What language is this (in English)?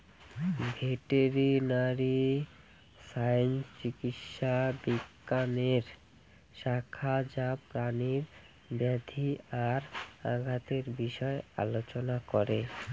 Bangla